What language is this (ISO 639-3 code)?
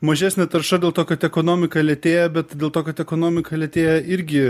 lit